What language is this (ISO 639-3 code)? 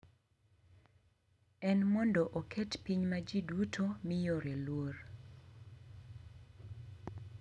luo